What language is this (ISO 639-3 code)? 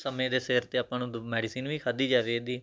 pan